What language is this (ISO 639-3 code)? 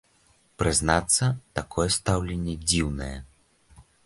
bel